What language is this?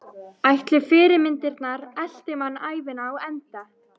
Icelandic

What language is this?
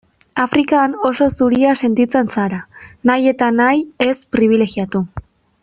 Basque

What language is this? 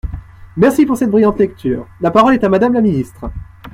French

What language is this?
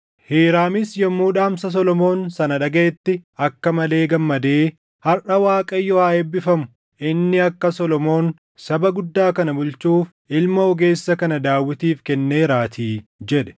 Oromo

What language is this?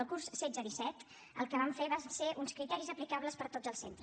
Catalan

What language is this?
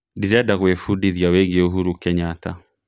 Kikuyu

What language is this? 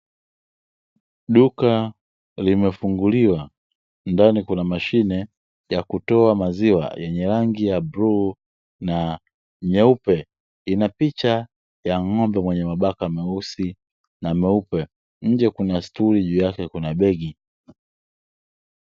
Swahili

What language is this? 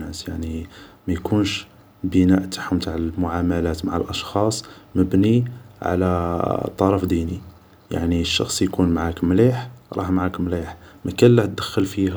Algerian Arabic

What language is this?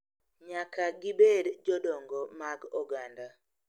Luo (Kenya and Tanzania)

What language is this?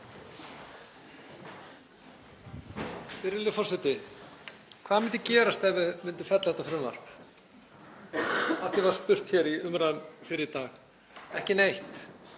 Icelandic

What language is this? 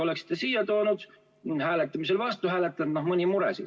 Estonian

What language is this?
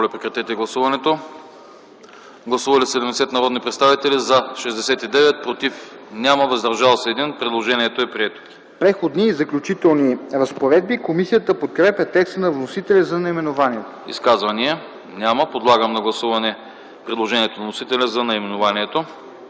Bulgarian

